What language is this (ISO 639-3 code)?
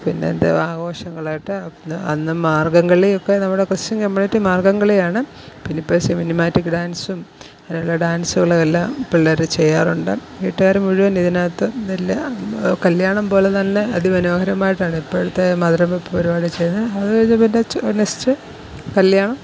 mal